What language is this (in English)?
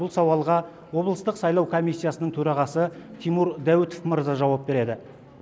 Kazakh